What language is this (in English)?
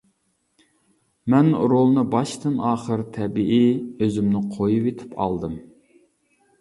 Uyghur